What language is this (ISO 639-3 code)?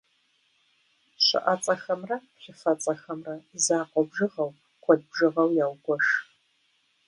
kbd